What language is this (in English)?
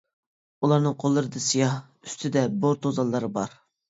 Uyghur